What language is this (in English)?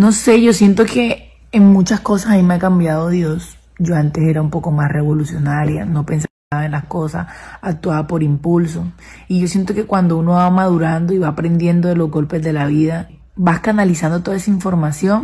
Spanish